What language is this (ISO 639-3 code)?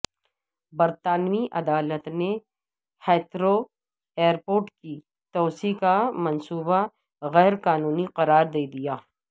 urd